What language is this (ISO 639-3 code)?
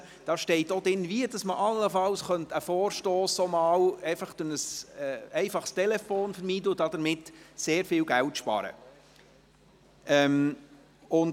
gsw